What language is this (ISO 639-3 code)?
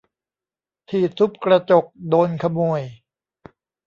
tha